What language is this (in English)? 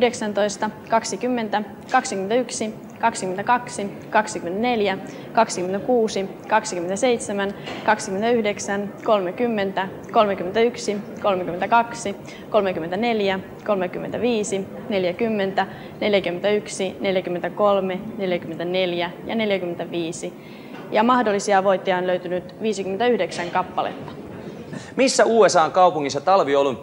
Finnish